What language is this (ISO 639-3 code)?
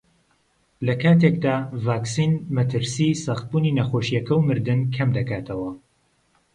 ckb